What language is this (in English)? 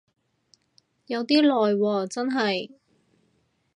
Cantonese